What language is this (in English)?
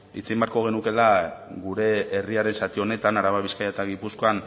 Basque